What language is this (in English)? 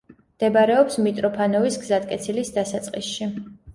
Georgian